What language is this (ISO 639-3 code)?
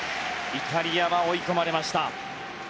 jpn